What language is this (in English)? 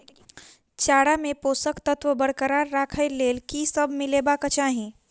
Maithili